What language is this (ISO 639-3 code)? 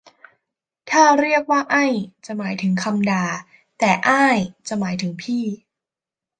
tha